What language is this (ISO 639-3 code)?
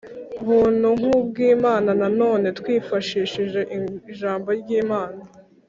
kin